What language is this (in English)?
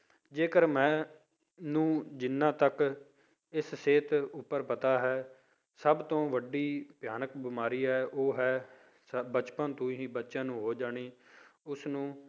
Punjabi